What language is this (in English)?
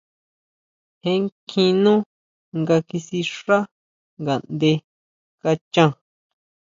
Huautla Mazatec